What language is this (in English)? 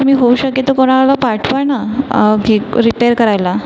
Marathi